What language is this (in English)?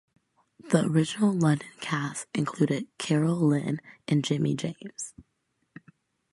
English